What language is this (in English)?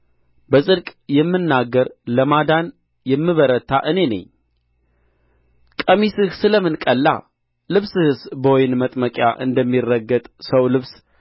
Amharic